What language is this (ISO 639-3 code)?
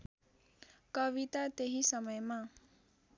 nep